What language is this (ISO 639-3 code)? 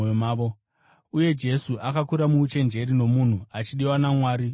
sna